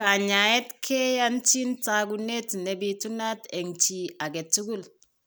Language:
Kalenjin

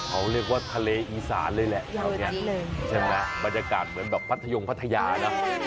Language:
Thai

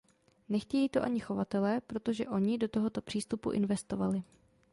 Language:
Czech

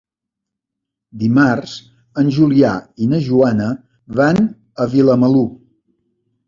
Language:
Catalan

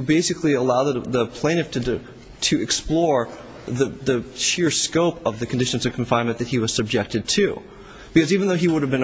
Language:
English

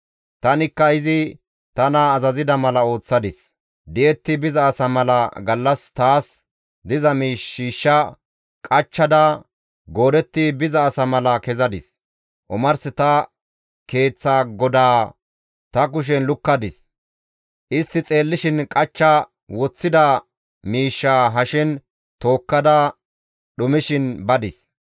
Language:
Gamo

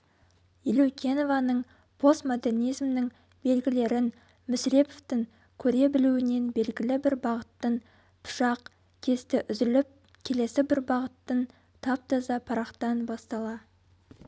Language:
Kazakh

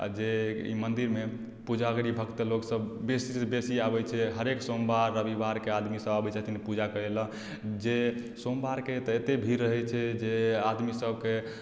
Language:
Maithili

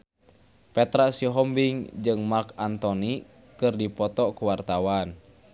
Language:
Sundanese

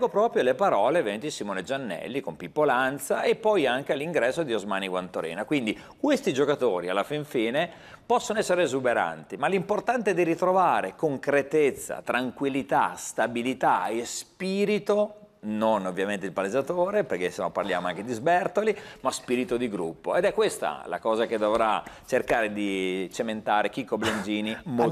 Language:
Italian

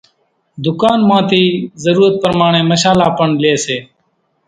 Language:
Kachi Koli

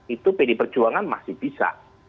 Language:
Indonesian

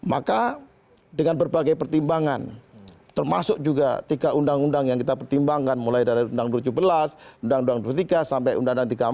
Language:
Indonesian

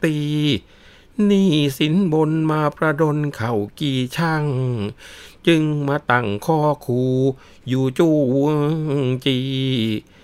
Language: Thai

